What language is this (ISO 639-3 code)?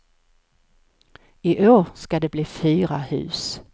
swe